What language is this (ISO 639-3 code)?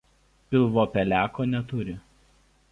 lit